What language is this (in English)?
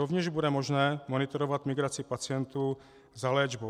Czech